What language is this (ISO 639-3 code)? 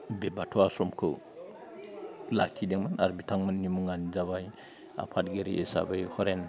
brx